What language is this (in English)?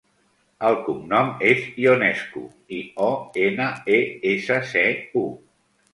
Catalan